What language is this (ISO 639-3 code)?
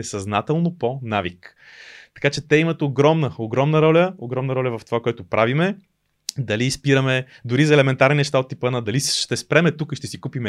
bul